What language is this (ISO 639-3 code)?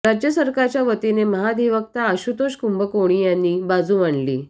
mar